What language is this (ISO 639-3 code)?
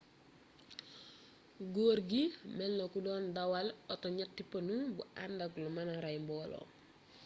wol